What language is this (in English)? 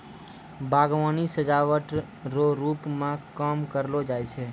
Maithili